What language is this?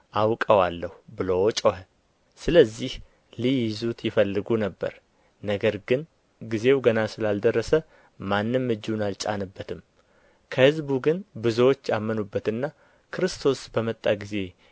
Amharic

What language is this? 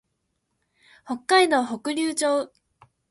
Japanese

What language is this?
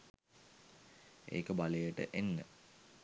Sinhala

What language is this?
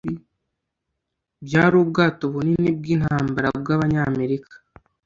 Kinyarwanda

